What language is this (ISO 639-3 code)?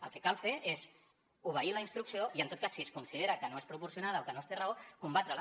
cat